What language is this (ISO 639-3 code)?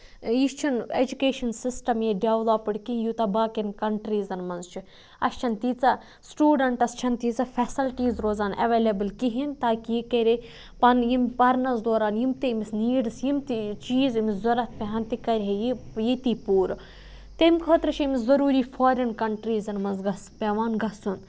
kas